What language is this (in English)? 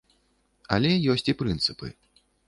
Belarusian